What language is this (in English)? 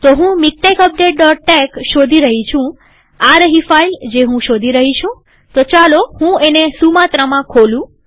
Gujarati